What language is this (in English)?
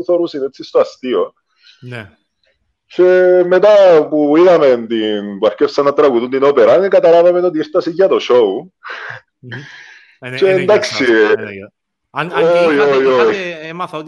Greek